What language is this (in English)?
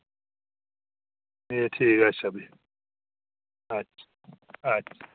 Dogri